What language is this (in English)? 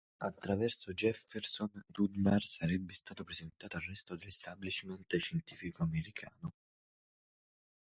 Italian